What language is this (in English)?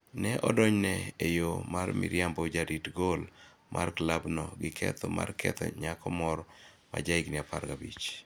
Luo (Kenya and Tanzania)